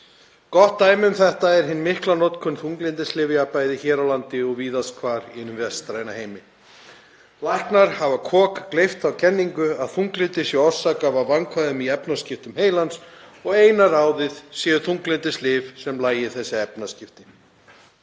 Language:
Icelandic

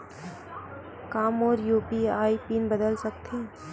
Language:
Chhattisgarhi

